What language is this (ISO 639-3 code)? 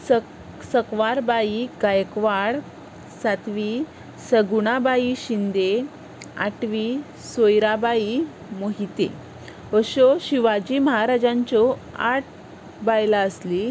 kok